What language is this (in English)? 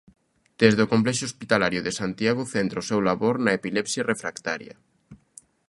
Galician